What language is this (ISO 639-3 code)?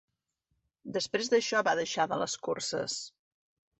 cat